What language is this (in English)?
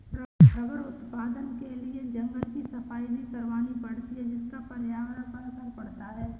Hindi